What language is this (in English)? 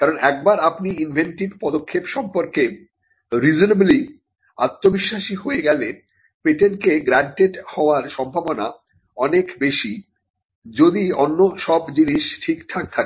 Bangla